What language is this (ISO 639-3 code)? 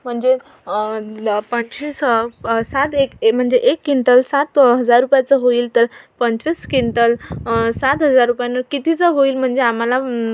mar